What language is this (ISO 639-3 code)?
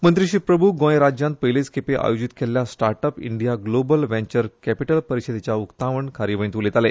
kok